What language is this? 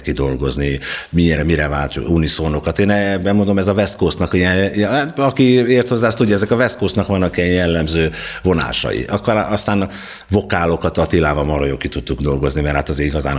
Hungarian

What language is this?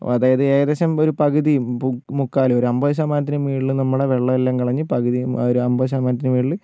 Malayalam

